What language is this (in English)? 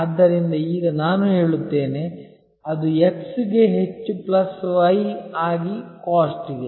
Kannada